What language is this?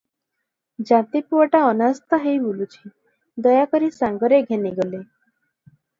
Odia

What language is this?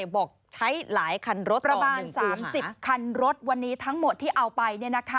Thai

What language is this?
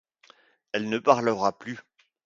French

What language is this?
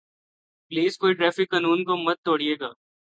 Urdu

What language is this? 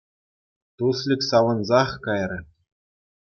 Chuvash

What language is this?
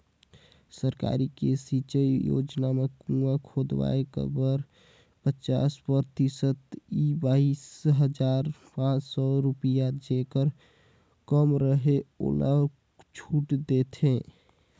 Chhattisgarhi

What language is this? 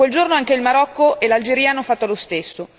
Italian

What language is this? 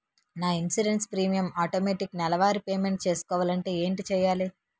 Telugu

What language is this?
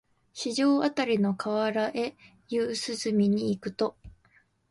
Japanese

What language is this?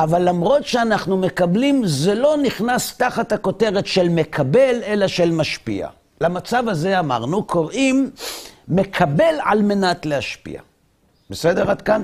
Hebrew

